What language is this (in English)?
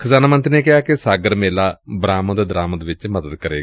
Punjabi